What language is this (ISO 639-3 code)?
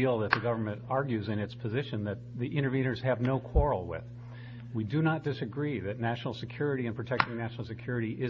eng